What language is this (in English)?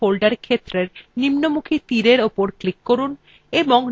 Bangla